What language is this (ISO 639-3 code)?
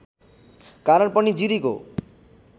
nep